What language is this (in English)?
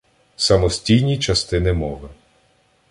Ukrainian